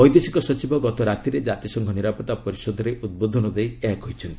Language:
Odia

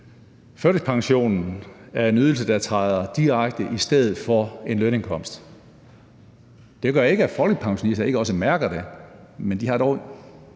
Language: Danish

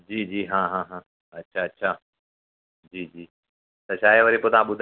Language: Sindhi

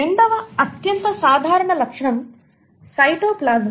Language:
Telugu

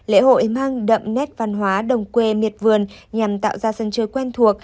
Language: Vietnamese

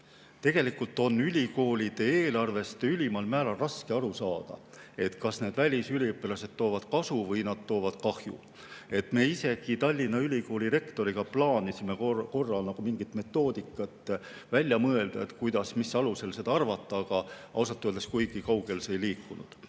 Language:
Estonian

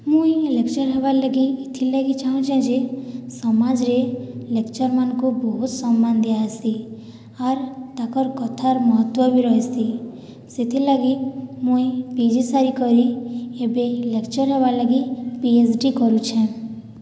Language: Odia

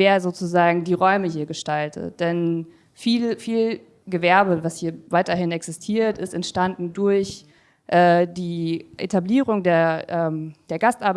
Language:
German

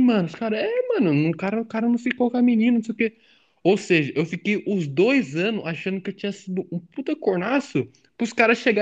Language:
Portuguese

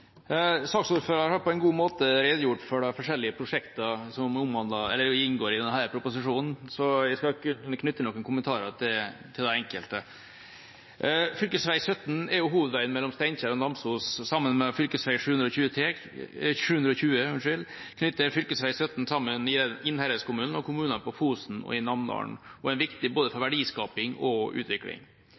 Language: Norwegian Bokmål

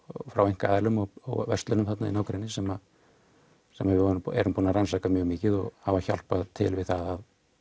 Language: Icelandic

